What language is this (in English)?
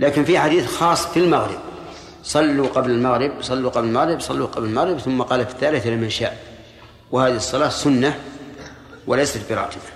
Arabic